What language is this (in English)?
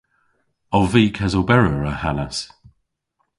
Cornish